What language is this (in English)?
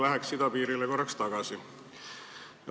Estonian